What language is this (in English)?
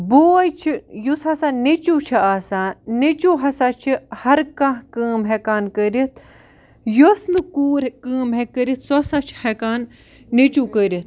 Kashmiri